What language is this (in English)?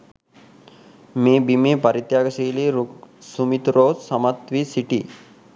Sinhala